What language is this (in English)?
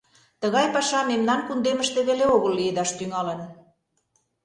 Mari